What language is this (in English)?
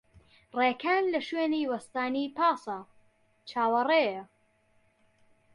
Central Kurdish